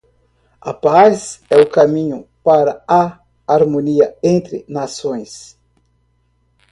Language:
Portuguese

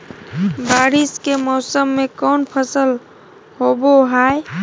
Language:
Magahi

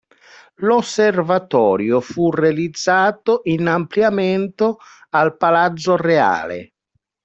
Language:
Italian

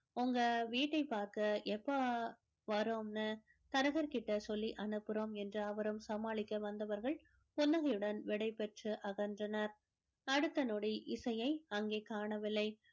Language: Tamil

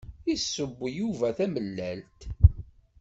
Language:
Kabyle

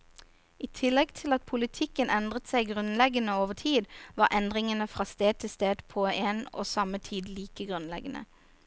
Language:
Norwegian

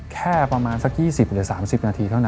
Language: Thai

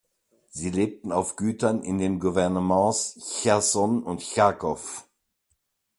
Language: German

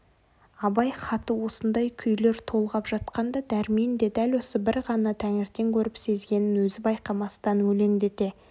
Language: Kazakh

